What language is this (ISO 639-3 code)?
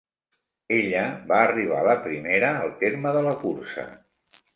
cat